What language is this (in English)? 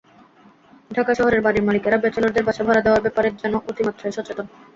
Bangla